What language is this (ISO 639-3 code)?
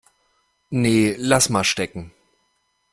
deu